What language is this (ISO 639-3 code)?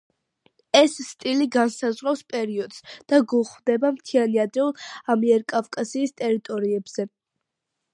kat